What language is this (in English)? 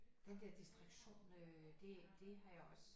Danish